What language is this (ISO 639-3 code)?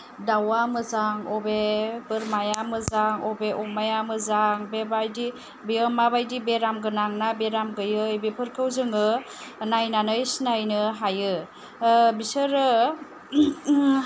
brx